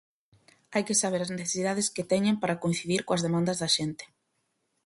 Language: Galician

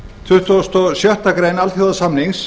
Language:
Icelandic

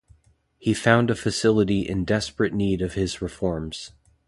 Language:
English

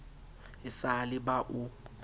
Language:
Southern Sotho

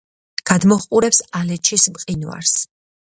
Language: Georgian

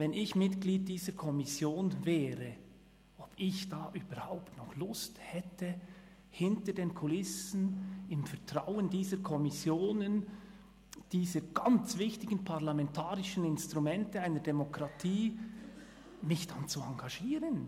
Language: Swiss German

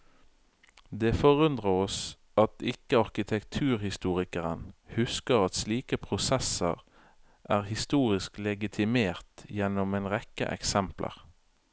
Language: Norwegian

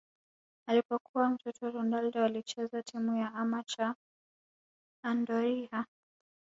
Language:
Swahili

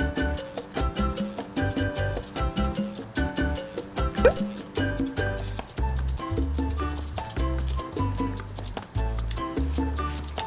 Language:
Korean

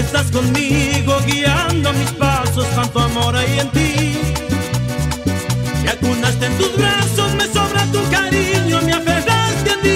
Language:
Spanish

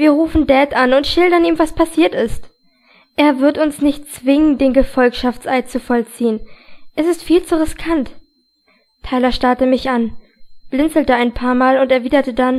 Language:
German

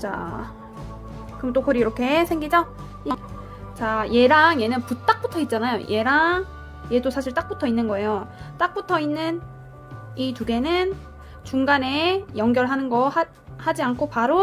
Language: Korean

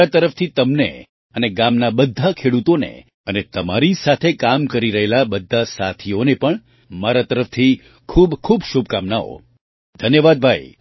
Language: Gujarati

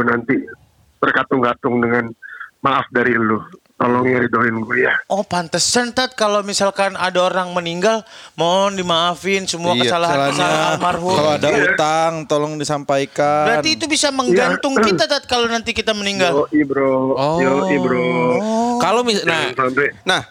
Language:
Indonesian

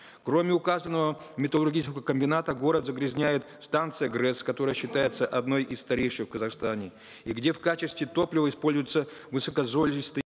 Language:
Kazakh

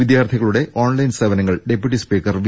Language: Malayalam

